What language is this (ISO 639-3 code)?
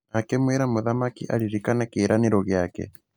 kik